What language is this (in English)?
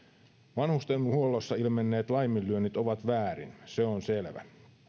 Finnish